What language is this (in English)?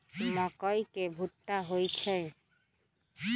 Magahi